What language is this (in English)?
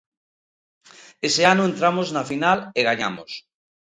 Galician